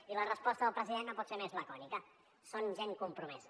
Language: Catalan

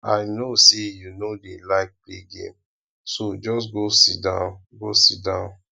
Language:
Nigerian Pidgin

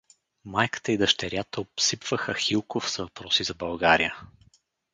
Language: Bulgarian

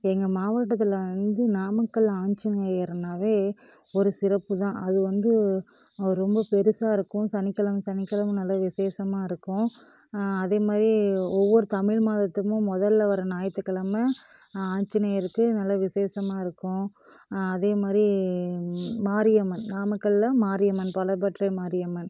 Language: Tamil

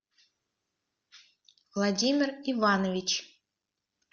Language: Russian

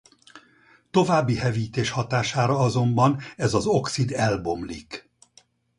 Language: Hungarian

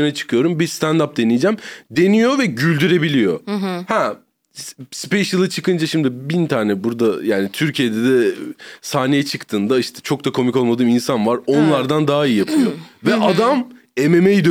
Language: Turkish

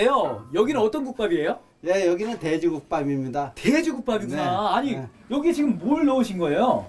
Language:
Korean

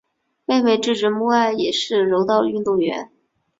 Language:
Chinese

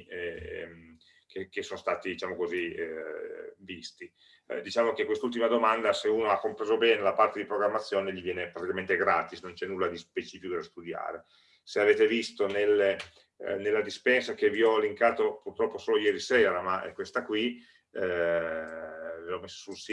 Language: Italian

